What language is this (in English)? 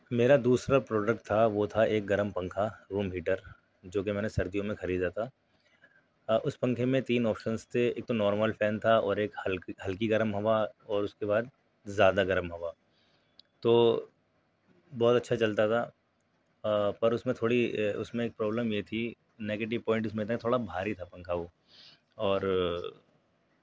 Urdu